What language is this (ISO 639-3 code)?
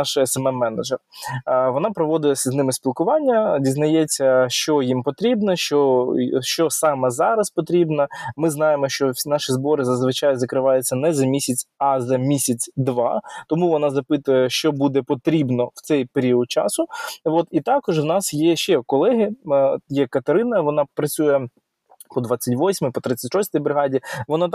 ukr